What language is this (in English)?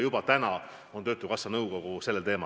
Estonian